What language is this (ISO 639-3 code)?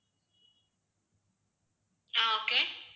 tam